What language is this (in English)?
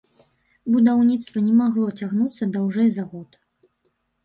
Belarusian